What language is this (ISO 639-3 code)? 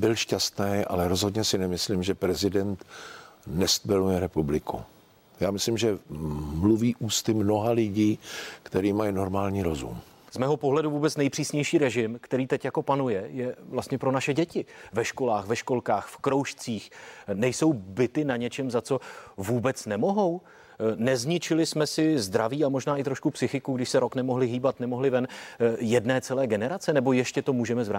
ces